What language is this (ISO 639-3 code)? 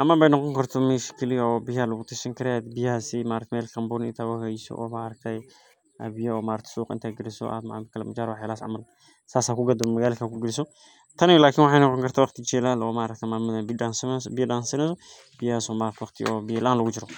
som